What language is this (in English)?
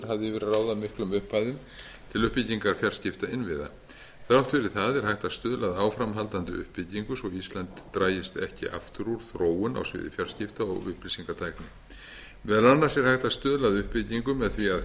Icelandic